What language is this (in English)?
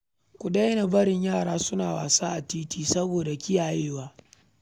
Hausa